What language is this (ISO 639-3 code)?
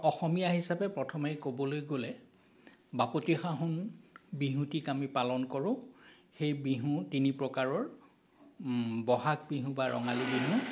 asm